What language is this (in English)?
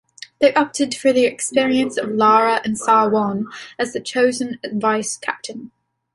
English